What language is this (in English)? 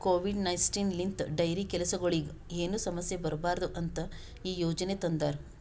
Kannada